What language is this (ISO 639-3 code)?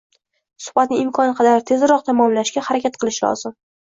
uzb